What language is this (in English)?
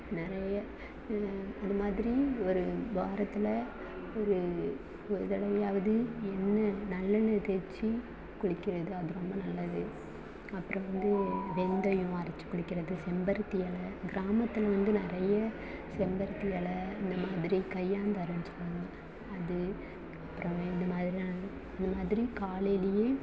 Tamil